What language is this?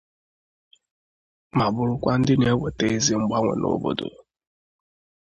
Igbo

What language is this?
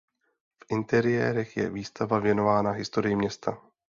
Czech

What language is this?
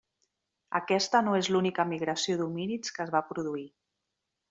Catalan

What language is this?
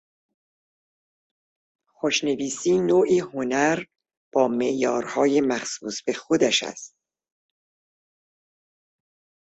Persian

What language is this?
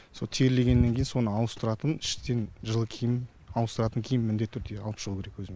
Kazakh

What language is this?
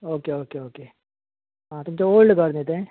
Konkani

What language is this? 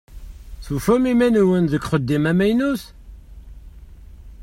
Kabyle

